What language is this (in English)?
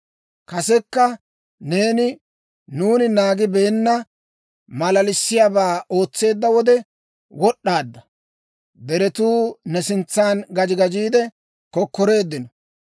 Dawro